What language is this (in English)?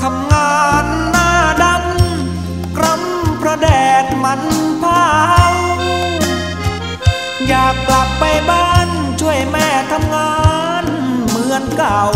Thai